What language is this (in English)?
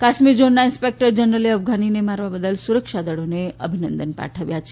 Gujarati